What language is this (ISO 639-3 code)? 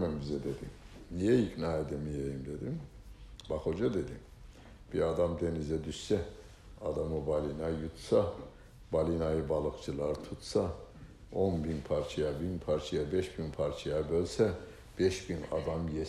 tur